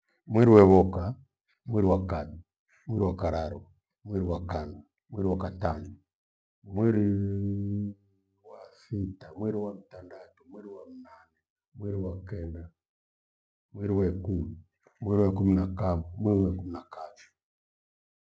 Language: Gweno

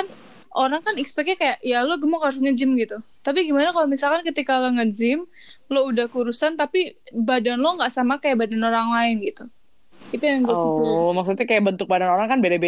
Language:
Indonesian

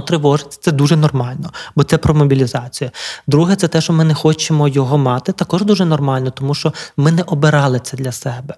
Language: Ukrainian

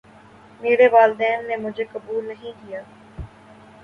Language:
Urdu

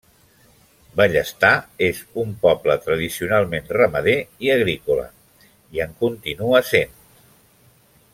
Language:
Catalan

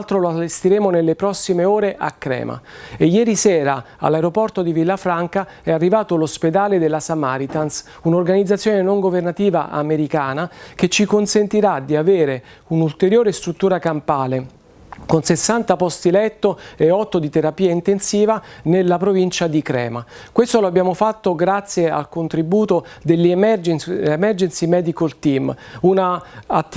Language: Italian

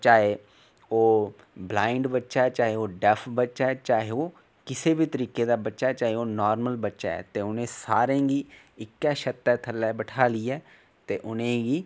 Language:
Dogri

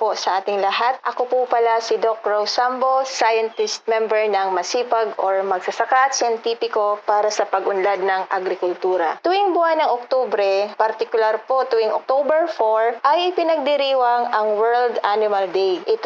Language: Filipino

